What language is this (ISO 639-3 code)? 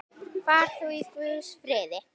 isl